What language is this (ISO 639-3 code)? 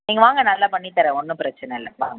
tam